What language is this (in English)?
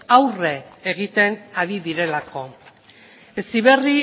Basque